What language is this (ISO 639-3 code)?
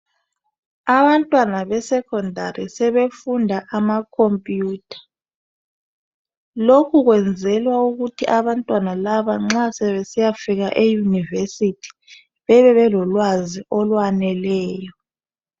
nde